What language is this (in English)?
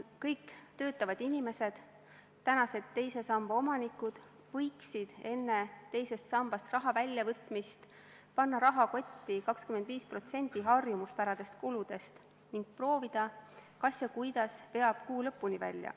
Estonian